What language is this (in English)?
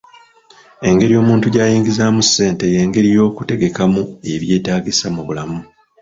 Ganda